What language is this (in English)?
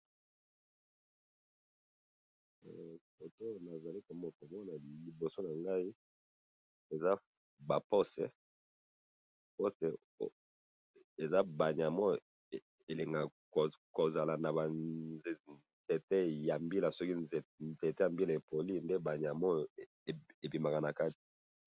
Lingala